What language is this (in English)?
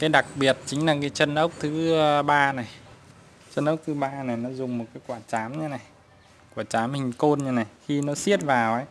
Vietnamese